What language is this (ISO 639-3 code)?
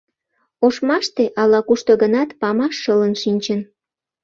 chm